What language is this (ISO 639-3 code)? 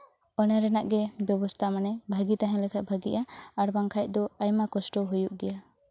sat